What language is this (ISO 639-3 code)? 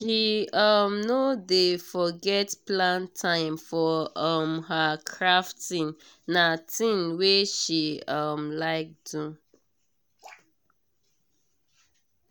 pcm